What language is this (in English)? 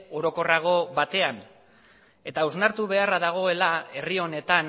Basque